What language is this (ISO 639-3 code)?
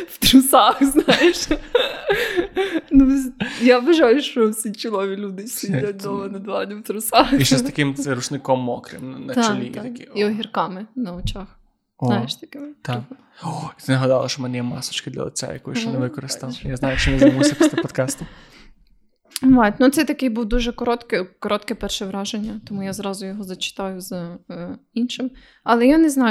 ukr